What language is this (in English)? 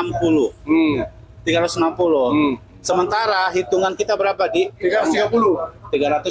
Indonesian